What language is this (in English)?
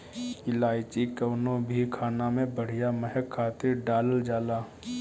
Bhojpuri